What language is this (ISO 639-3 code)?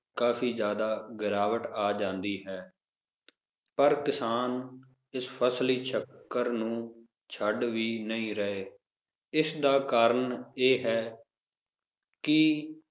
pan